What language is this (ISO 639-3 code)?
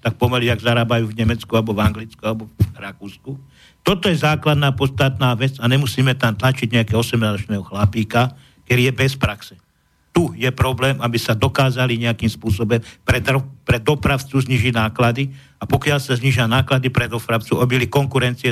slk